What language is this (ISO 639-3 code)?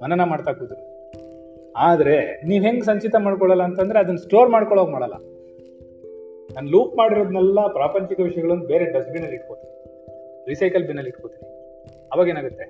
kan